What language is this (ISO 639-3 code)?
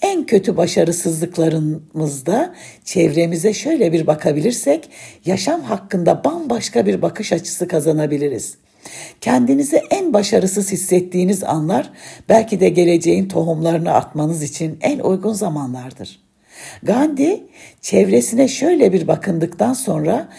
tur